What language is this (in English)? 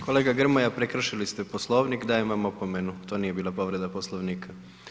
Croatian